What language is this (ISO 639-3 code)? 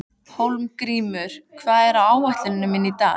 isl